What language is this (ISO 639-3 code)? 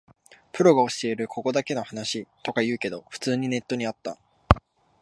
jpn